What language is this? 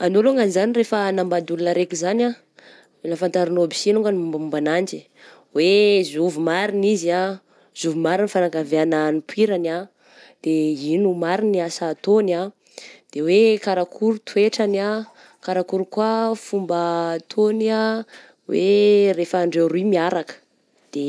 Southern Betsimisaraka Malagasy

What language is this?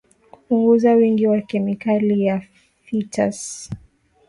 Swahili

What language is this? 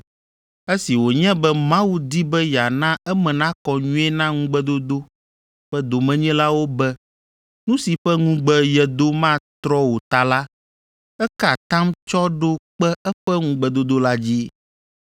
Ewe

